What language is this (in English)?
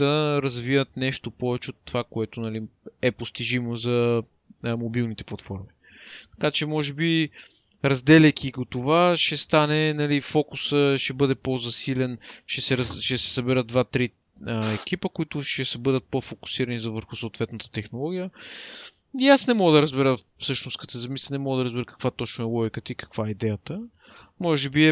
Bulgarian